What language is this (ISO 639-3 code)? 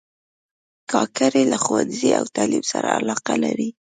pus